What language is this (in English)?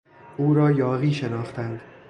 Persian